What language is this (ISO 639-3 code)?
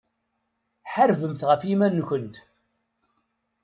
kab